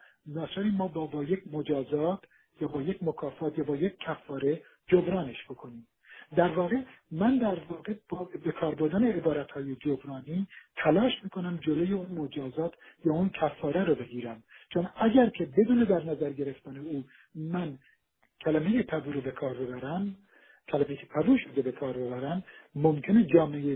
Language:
Persian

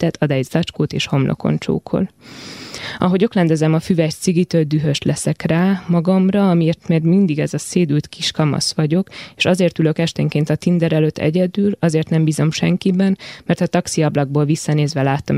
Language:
Hungarian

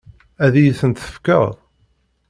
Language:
Kabyle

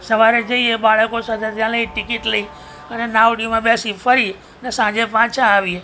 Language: Gujarati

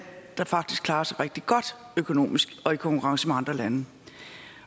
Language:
Danish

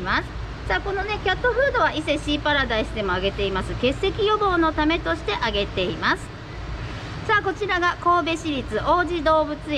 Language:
Japanese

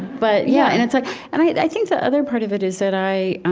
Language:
English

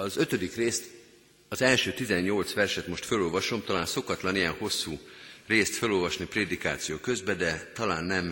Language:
Hungarian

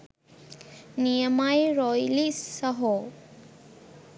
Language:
Sinhala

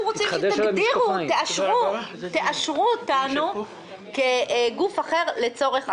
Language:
Hebrew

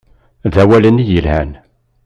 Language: Kabyle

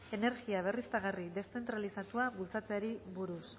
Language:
Basque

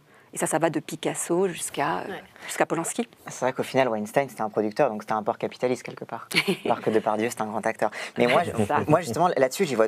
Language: French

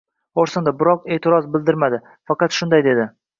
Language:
Uzbek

